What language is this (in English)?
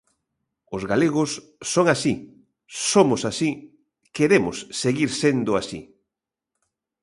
Galician